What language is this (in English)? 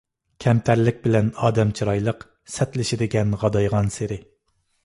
Uyghur